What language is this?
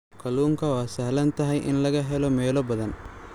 Somali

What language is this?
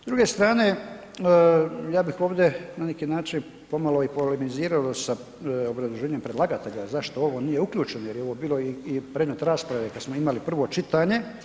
Croatian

